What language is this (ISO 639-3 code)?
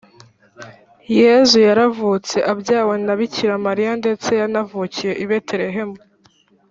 kin